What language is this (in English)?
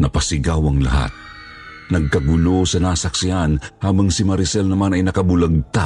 Filipino